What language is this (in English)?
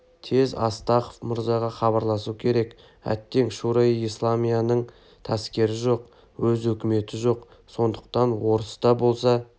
Kazakh